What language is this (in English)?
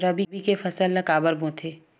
Chhattisgarhi